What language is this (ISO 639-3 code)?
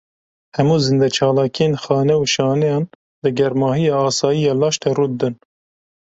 kur